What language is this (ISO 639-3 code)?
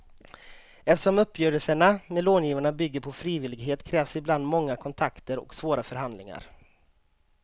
swe